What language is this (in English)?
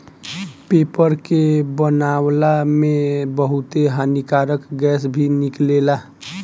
Bhojpuri